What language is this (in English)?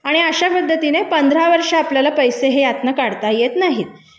Marathi